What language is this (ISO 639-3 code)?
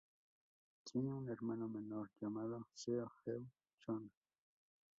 spa